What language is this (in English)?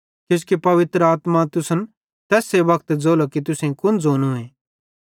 Bhadrawahi